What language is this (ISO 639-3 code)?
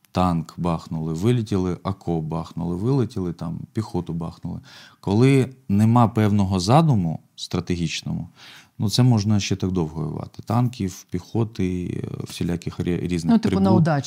ukr